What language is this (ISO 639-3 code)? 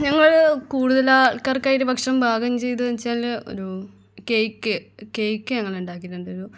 mal